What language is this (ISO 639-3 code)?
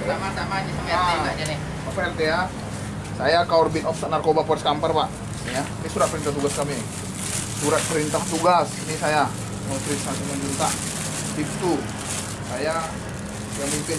ind